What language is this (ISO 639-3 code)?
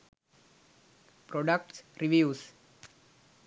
sin